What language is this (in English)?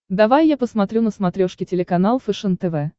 Russian